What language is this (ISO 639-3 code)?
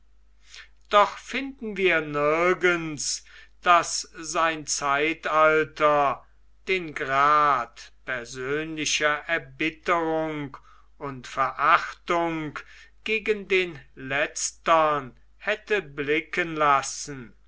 deu